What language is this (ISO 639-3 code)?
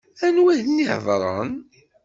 kab